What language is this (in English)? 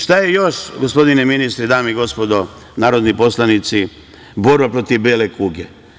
Serbian